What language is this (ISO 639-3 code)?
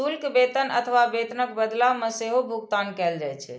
mai